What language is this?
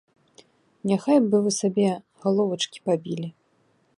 Belarusian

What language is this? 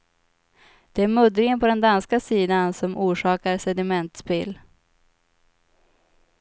Swedish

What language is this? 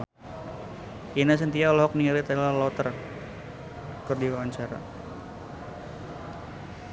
Sundanese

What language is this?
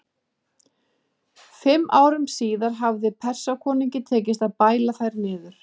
Icelandic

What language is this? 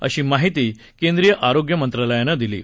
Marathi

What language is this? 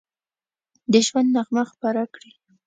Pashto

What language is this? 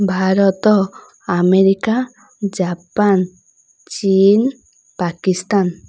Odia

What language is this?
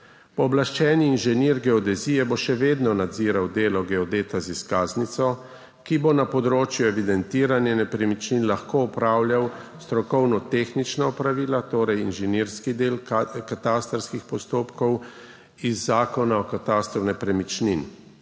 Slovenian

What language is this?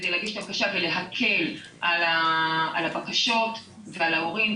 Hebrew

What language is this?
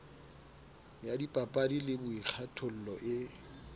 Southern Sotho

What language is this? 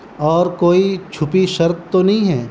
Urdu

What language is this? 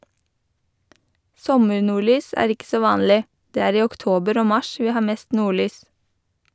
Norwegian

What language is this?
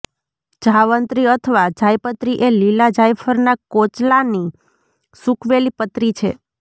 Gujarati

